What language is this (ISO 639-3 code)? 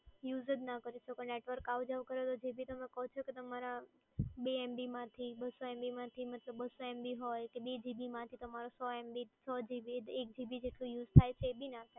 guj